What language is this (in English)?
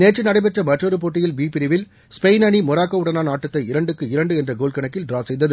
Tamil